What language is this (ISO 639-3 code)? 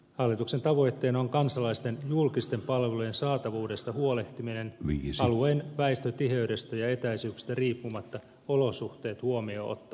fin